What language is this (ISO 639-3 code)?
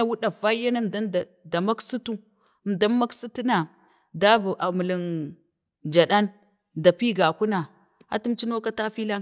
bde